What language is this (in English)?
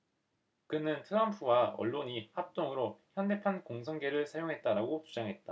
Korean